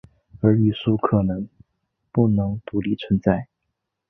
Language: Chinese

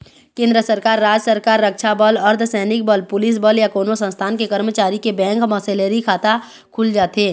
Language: Chhattisgarhi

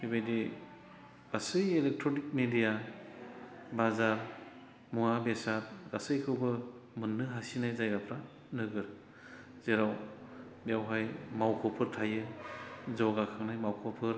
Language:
Bodo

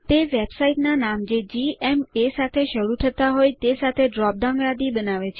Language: Gujarati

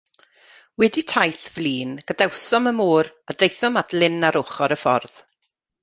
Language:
Welsh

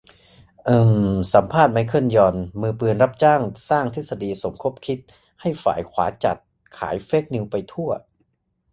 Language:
Thai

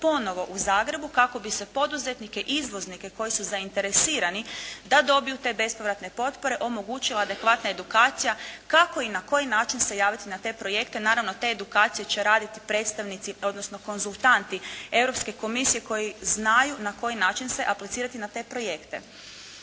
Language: Croatian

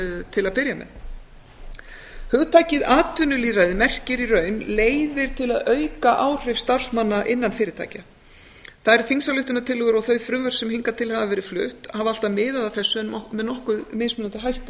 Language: Icelandic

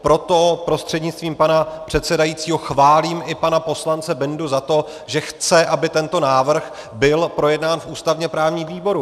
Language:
Czech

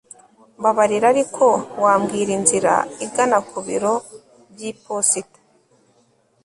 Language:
Kinyarwanda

